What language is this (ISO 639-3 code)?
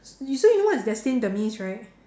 eng